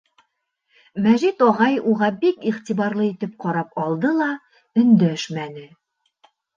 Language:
Bashkir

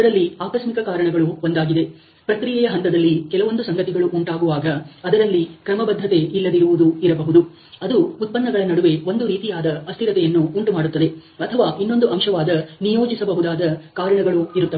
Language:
Kannada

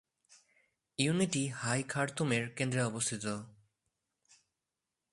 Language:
Bangla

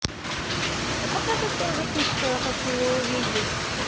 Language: Russian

